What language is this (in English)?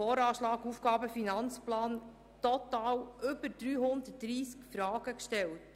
Swiss German